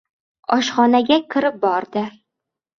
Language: Uzbek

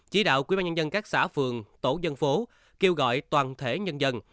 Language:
Vietnamese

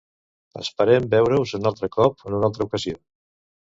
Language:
Catalan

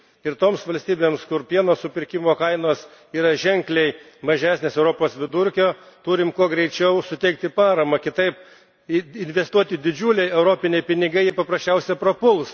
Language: Lithuanian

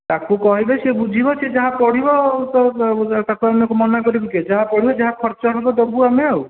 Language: Odia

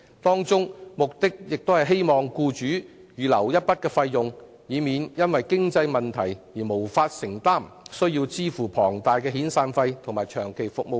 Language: Cantonese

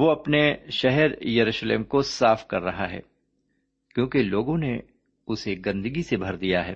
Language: Urdu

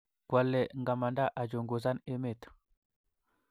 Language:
Kalenjin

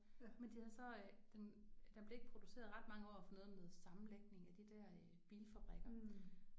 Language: Danish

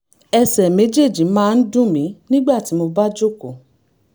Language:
Yoruba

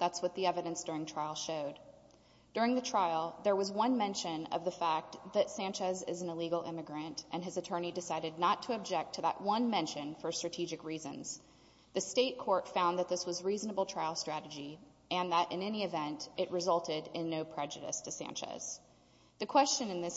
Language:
English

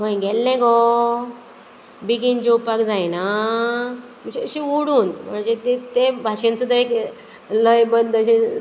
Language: Konkani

